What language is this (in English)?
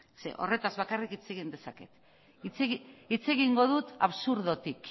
Basque